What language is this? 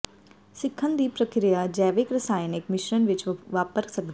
Punjabi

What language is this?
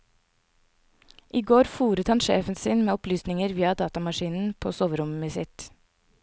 Norwegian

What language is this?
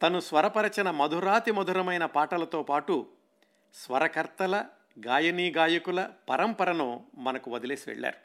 Telugu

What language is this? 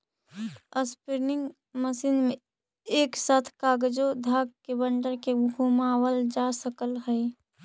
Magahi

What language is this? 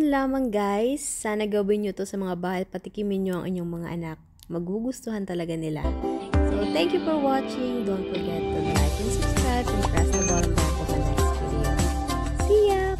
Filipino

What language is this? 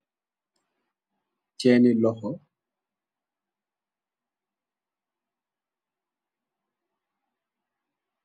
Wolof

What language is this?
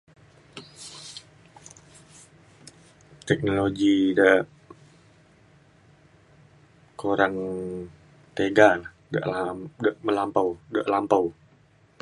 Mainstream Kenyah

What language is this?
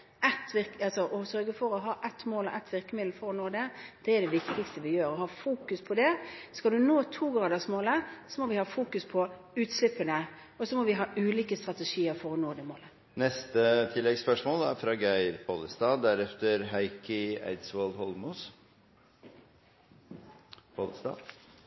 Norwegian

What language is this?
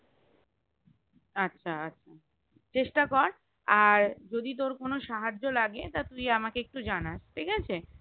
Bangla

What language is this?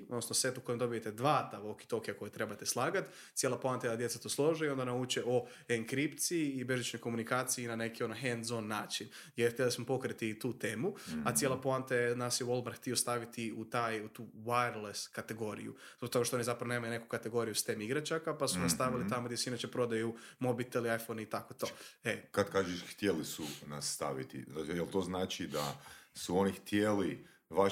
Croatian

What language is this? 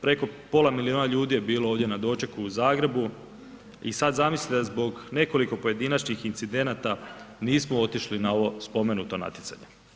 Croatian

